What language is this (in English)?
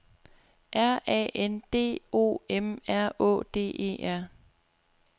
Danish